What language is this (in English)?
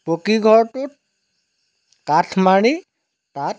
Assamese